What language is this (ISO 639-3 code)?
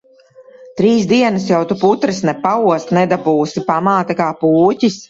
lav